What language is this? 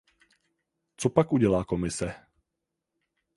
Czech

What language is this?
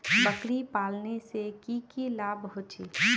Magahi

